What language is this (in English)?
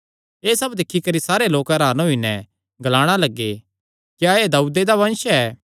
Kangri